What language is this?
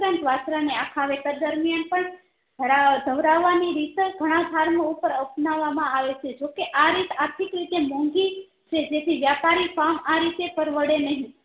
Gujarati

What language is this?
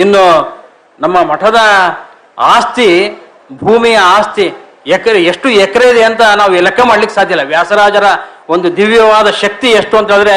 Kannada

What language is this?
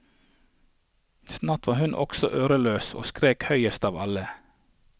Norwegian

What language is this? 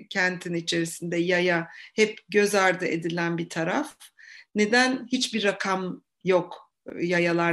Turkish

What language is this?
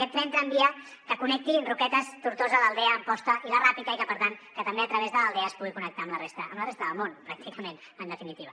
Catalan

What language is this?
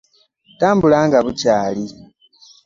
Ganda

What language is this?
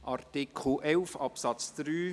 Swiss German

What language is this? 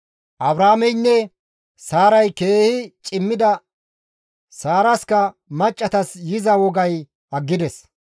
Gamo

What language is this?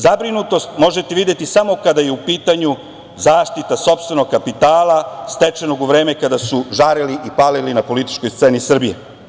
Serbian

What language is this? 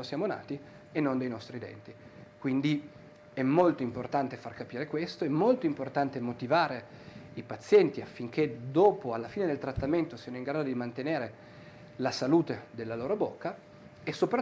Italian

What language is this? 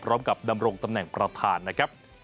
Thai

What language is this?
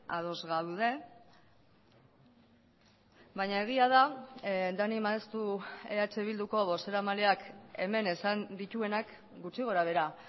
Basque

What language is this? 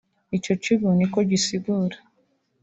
Kinyarwanda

